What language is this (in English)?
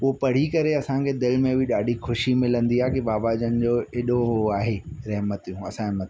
Sindhi